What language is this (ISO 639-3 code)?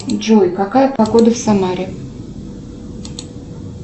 rus